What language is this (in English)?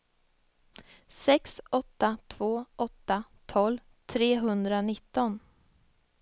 Swedish